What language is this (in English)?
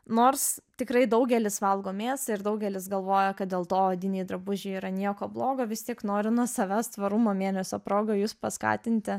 Lithuanian